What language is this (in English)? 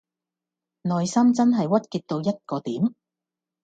Cantonese